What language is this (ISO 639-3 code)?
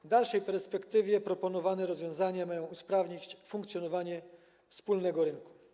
pol